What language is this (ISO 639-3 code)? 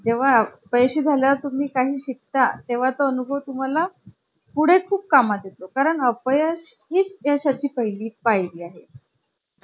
mar